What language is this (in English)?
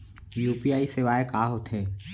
Chhattisgarhi